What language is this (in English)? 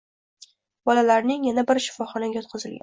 Uzbek